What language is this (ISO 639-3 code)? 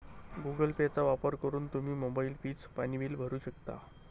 mar